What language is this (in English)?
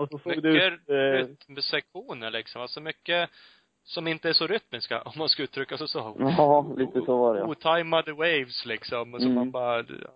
Swedish